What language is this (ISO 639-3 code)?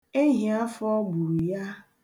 ibo